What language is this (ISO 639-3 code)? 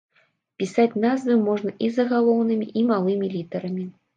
bel